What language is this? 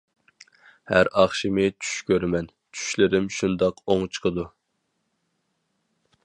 Uyghur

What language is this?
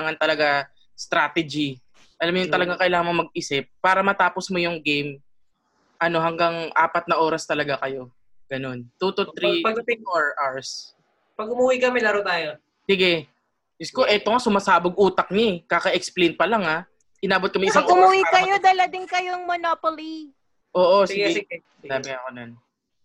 Filipino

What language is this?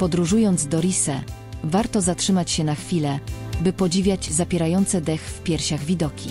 Polish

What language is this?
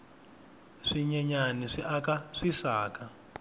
Tsonga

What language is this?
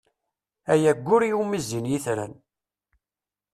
Kabyle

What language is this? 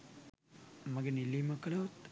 Sinhala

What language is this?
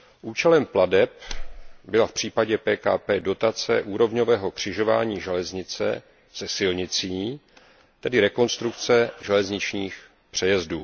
Czech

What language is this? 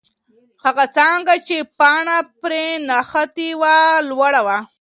Pashto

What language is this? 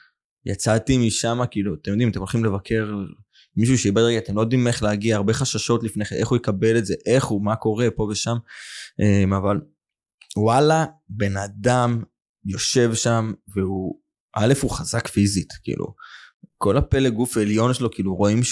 Hebrew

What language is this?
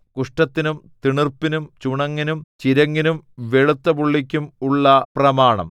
Malayalam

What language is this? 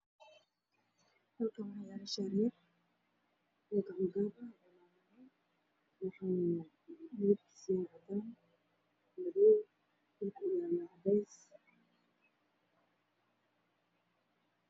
Somali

